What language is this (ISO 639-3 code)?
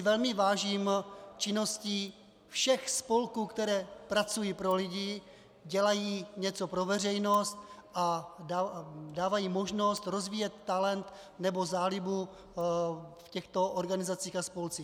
ces